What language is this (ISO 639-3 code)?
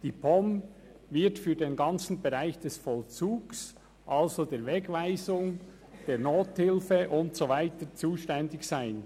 gsw